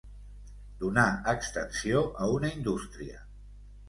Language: Catalan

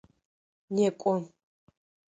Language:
Adyghe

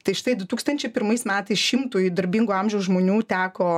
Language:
Lithuanian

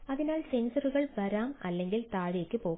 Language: Malayalam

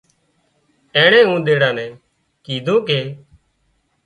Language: Wadiyara Koli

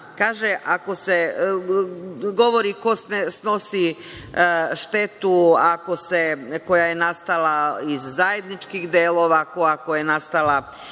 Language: Serbian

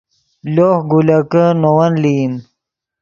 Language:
Yidgha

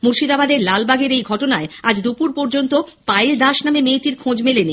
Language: Bangla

